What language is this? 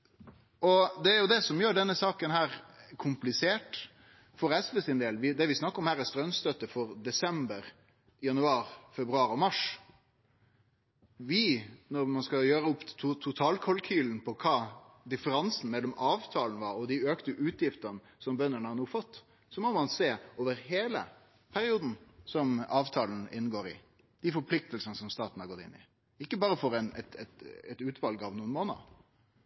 Norwegian Nynorsk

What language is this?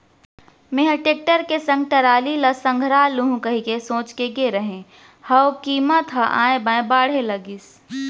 Chhattisgarhi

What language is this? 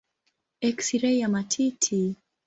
Swahili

